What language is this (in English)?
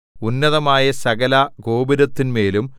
Malayalam